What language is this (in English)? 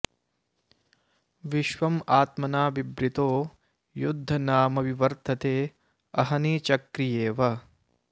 Sanskrit